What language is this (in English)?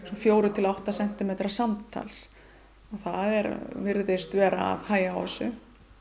Icelandic